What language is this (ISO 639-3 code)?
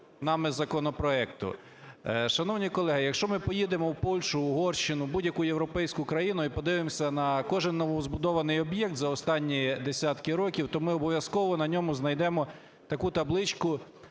ukr